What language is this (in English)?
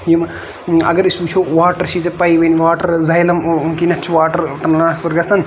Kashmiri